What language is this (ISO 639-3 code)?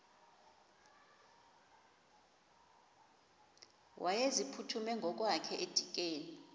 xho